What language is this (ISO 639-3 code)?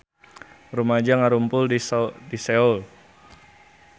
sun